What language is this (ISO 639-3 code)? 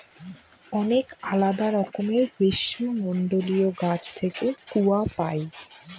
ben